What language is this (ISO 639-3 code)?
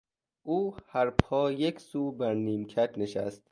fas